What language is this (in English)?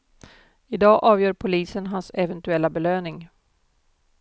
Swedish